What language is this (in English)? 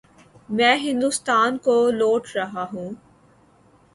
Urdu